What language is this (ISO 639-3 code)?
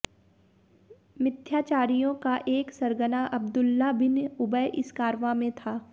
hin